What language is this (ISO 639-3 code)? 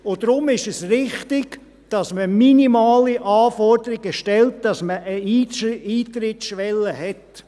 gsw